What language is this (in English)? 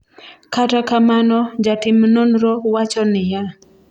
Luo (Kenya and Tanzania)